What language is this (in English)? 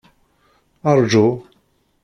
Kabyle